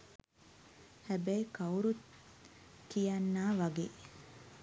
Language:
Sinhala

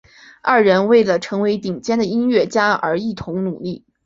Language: Chinese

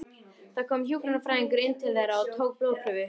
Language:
Icelandic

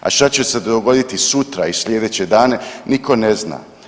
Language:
Croatian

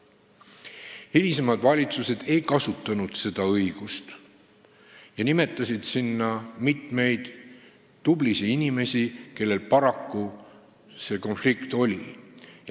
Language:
Estonian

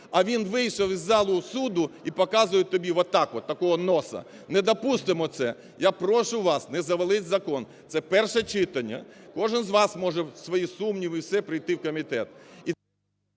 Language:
Ukrainian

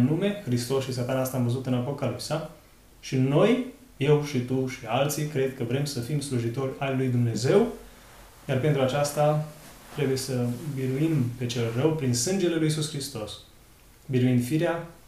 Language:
Romanian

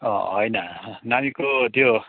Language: Nepali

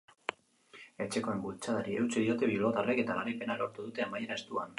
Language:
Basque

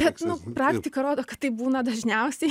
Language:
Lithuanian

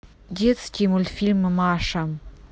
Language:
Russian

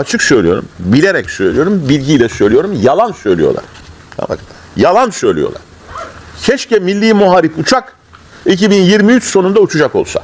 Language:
Turkish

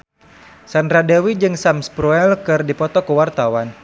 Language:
Sundanese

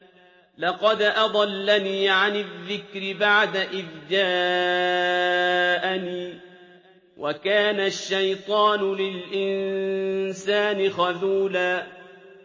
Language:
Arabic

